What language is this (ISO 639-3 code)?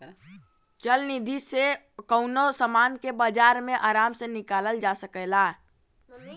bho